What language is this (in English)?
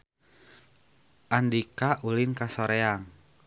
Sundanese